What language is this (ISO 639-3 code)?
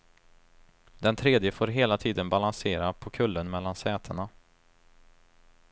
swe